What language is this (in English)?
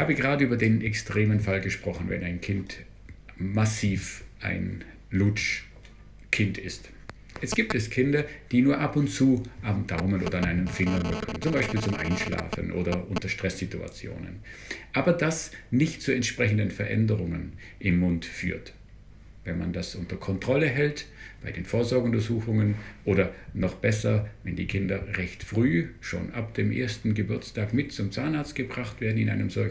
German